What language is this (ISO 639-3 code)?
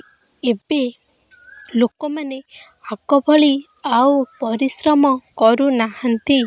ori